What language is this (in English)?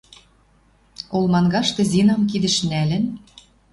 Western Mari